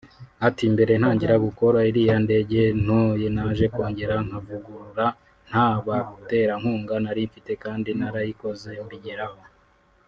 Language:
Kinyarwanda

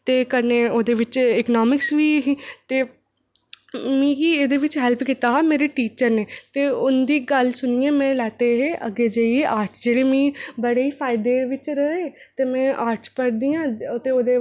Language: Dogri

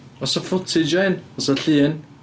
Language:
Welsh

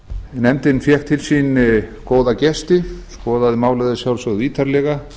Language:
Icelandic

